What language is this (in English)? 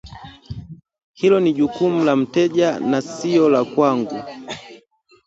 Swahili